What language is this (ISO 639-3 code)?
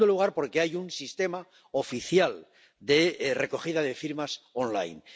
spa